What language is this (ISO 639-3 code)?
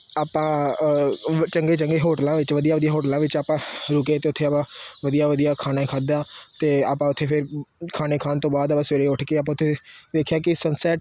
pan